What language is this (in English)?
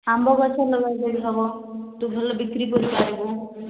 Odia